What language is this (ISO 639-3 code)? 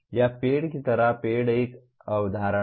hin